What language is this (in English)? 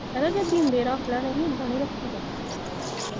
Punjabi